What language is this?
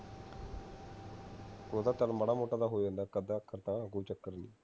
Punjabi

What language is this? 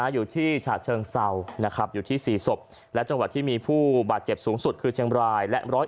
Thai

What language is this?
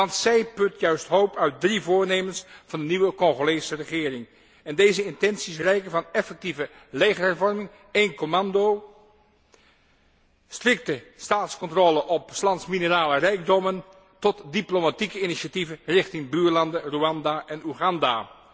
Dutch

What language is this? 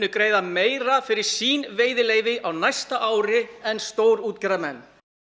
Icelandic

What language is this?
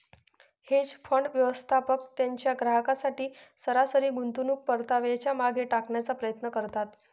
Marathi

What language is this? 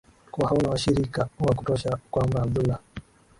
Swahili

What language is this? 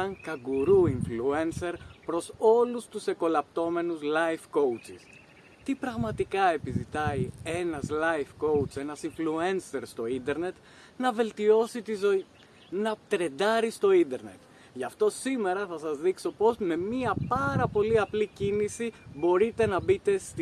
Greek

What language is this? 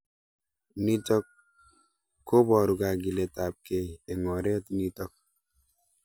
Kalenjin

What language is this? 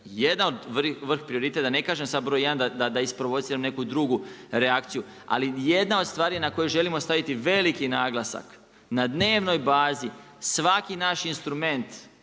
Croatian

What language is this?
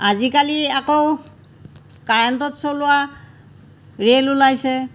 Assamese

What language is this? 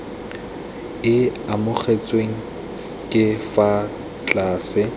Tswana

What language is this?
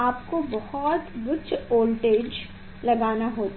Hindi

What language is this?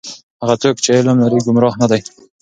Pashto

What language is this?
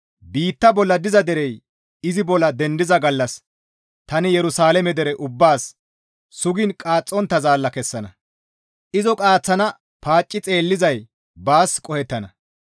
Gamo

